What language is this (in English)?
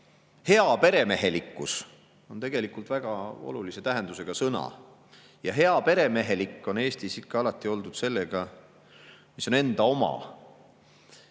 Estonian